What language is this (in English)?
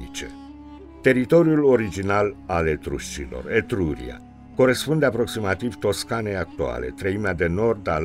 Romanian